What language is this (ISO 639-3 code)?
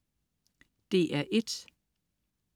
dan